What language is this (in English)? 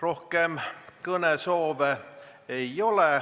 Estonian